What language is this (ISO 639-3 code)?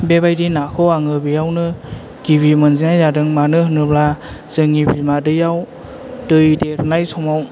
brx